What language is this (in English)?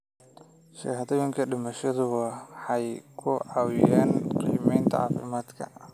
Somali